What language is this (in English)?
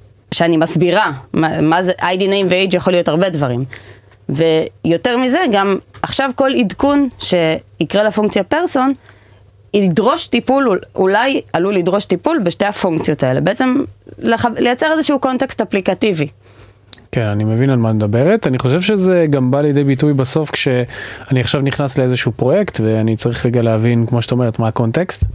Hebrew